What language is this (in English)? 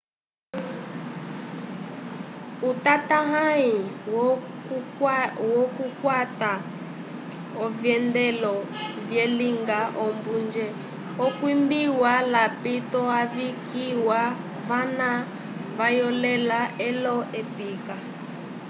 Umbundu